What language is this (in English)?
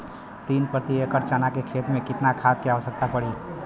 Bhojpuri